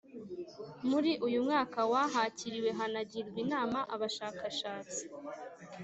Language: Kinyarwanda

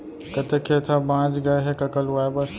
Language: Chhattisgarhi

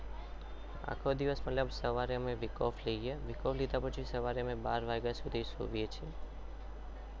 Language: Gujarati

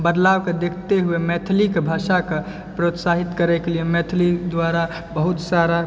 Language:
Maithili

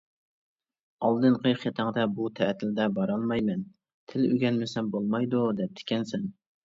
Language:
Uyghur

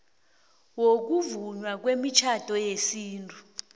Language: South Ndebele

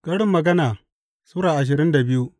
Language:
Hausa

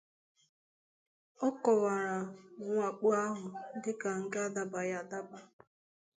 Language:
Igbo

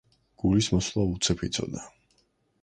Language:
Georgian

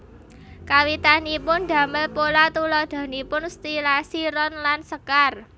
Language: Javanese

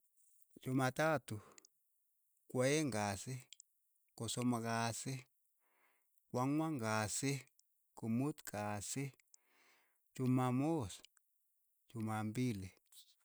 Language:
Keiyo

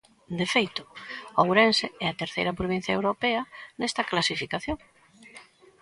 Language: Galician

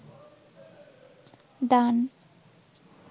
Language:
Bangla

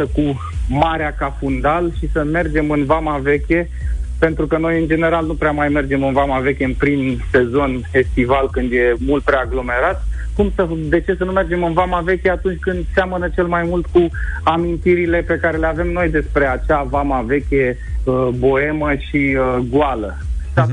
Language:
Romanian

